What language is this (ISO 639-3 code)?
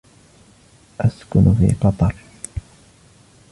ara